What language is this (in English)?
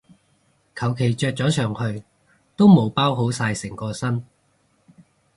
Cantonese